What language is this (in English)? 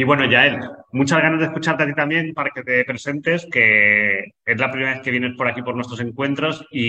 Spanish